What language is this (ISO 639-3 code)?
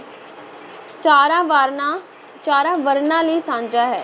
pan